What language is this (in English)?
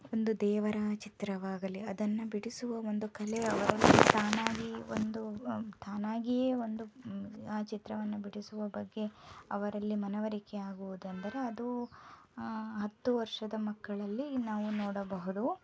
Kannada